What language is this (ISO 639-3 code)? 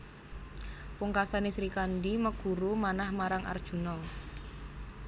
jav